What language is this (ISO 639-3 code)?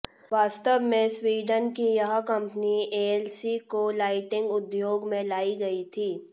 hin